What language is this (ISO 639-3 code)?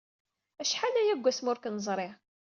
kab